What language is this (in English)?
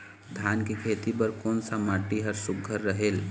Chhattisgarhi